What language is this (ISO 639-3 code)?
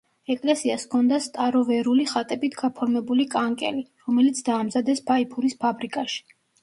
kat